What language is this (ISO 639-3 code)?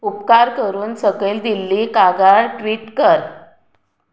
kok